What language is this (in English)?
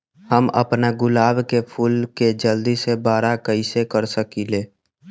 Magahi